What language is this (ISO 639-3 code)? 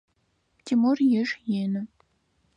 ady